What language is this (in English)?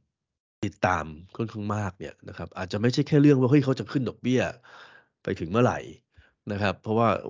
Thai